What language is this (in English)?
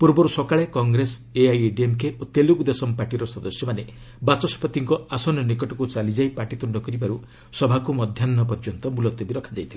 Odia